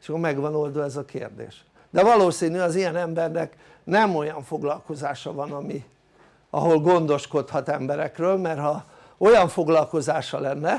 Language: Hungarian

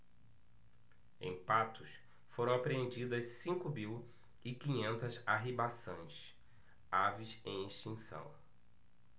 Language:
Portuguese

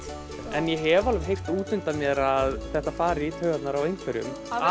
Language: Icelandic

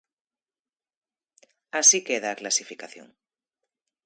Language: Galician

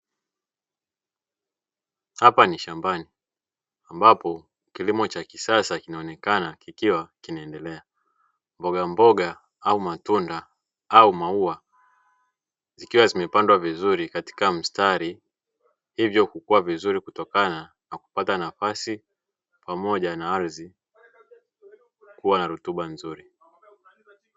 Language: Swahili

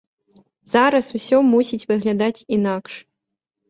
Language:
Belarusian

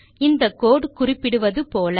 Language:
Tamil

